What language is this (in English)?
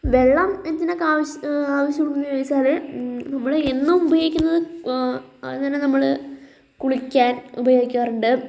Malayalam